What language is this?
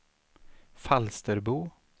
Swedish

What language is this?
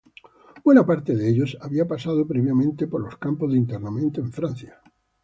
Spanish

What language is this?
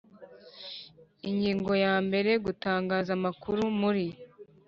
Kinyarwanda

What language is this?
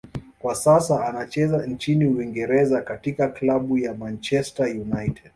Swahili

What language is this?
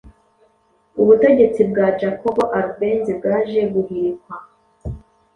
Kinyarwanda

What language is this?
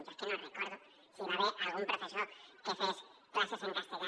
Catalan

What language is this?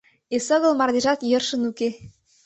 Mari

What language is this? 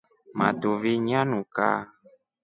Rombo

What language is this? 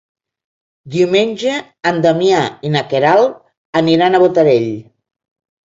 Catalan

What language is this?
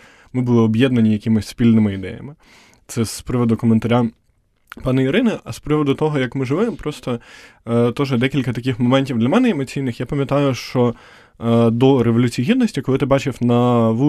Ukrainian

